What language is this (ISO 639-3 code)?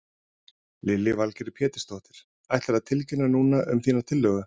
isl